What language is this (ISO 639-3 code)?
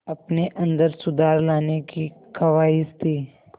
hin